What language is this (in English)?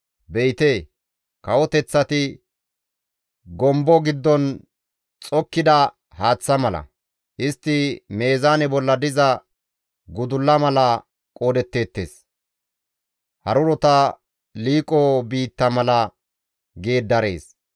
Gamo